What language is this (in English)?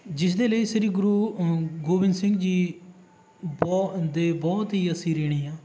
Punjabi